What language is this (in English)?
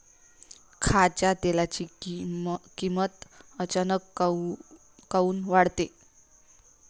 Marathi